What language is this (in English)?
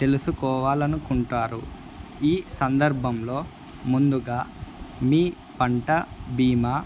Telugu